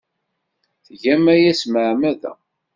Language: Kabyle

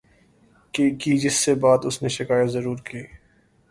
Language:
Urdu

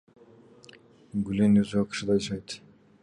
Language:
Kyrgyz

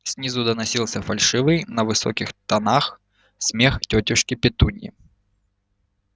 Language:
Russian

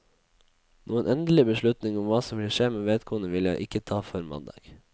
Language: Norwegian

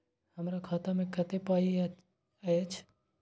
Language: Maithili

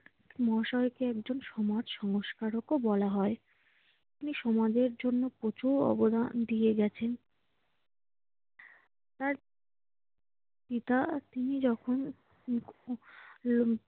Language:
Bangla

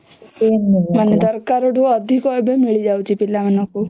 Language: Odia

